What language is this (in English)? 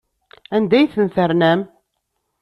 Kabyle